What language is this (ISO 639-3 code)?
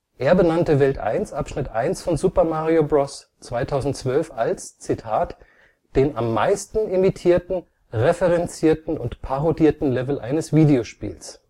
deu